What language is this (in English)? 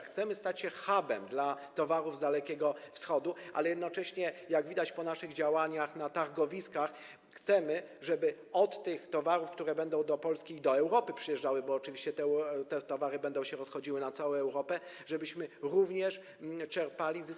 Polish